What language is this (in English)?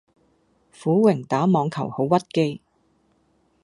Cantonese